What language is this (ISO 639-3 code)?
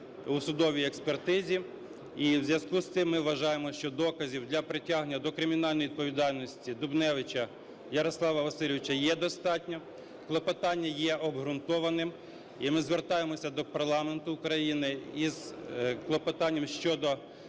ukr